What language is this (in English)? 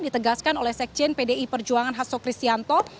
Indonesian